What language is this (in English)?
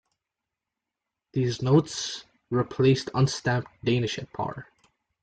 English